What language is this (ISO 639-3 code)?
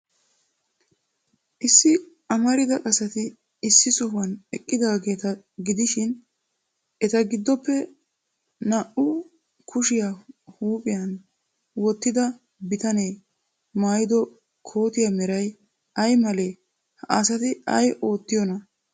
wal